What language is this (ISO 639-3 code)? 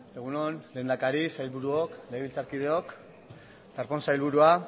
eus